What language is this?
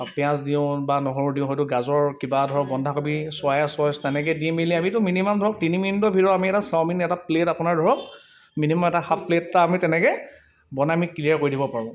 Assamese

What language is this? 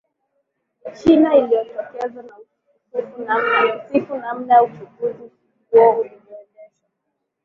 Swahili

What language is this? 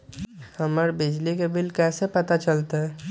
Magahi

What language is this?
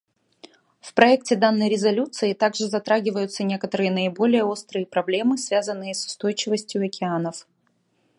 Russian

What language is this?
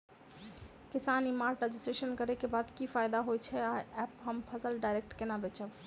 Maithili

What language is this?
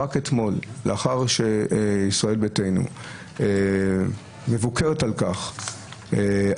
Hebrew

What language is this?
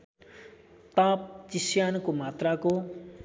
Nepali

